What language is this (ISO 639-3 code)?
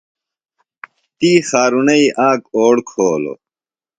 phl